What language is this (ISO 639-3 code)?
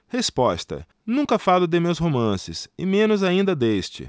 por